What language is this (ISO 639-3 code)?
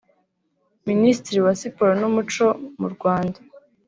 kin